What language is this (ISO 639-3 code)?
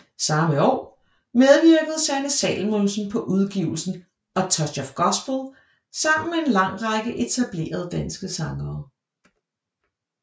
dan